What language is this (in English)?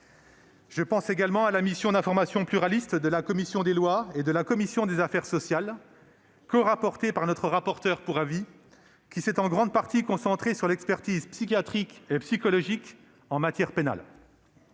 French